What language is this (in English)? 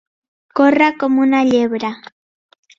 Catalan